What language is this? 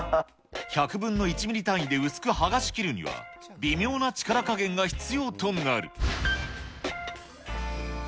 Japanese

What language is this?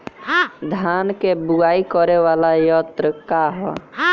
Bhojpuri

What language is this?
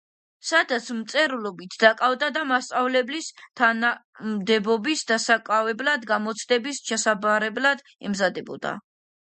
Georgian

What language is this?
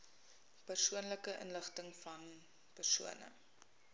Afrikaans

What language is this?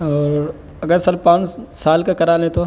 Urdu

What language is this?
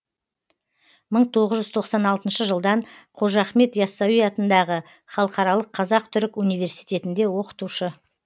Kazakh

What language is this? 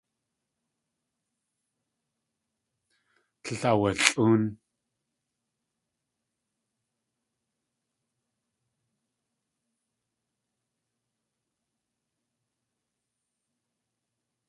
Tlingit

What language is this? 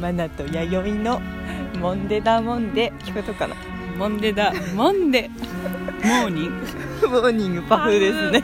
Japanese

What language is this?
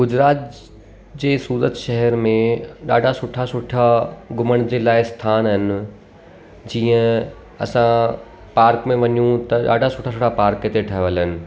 Sindhi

